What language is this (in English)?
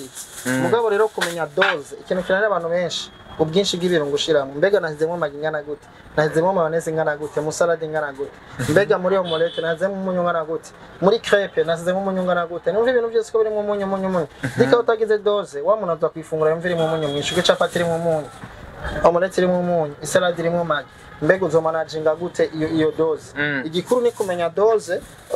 Romanian